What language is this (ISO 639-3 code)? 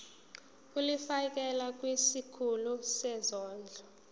zul